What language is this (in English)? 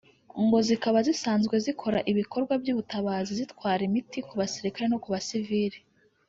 Kinyarwanda